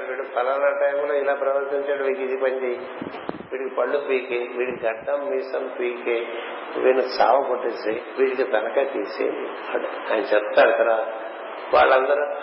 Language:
Telugu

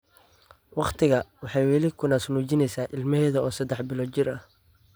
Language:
Somali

